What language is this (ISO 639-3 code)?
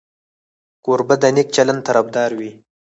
pus